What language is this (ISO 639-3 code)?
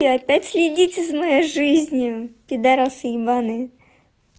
rus